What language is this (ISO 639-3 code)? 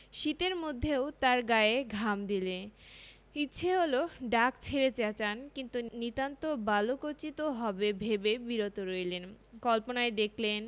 ben